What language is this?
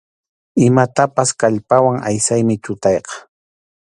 Arequipa-La Unión Quechua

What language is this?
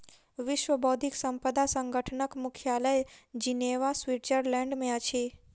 Maithili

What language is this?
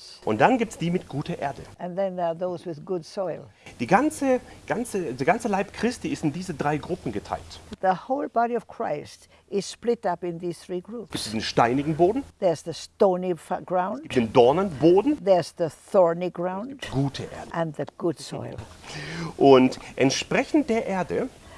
German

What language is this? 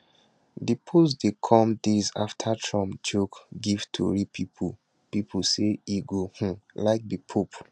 Nigerian Pidgin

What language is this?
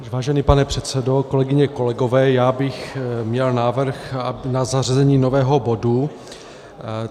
Czech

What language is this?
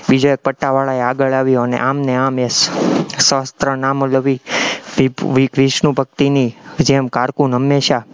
Gujarati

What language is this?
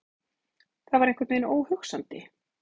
Icelandic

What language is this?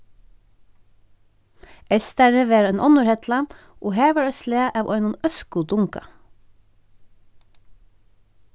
Faroese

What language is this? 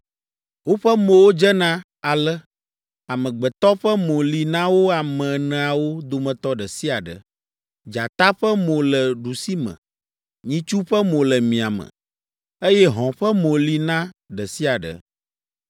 Ewe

